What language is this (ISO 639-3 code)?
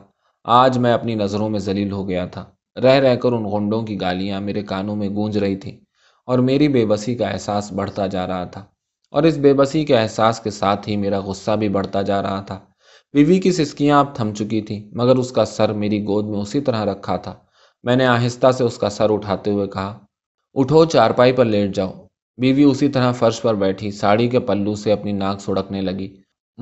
urd